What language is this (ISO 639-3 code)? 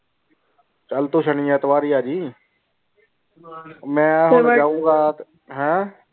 pan